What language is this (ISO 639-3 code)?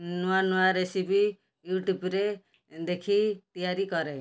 ori